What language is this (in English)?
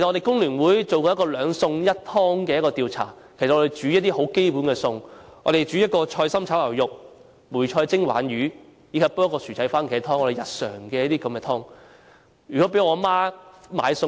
Cantonese